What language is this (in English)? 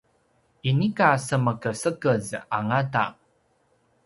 Paiwan